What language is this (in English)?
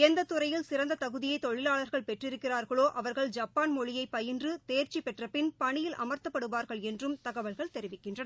Tamil